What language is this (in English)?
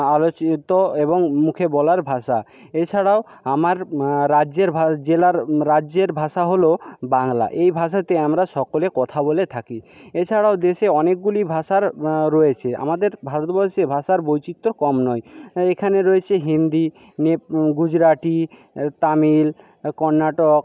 Bangla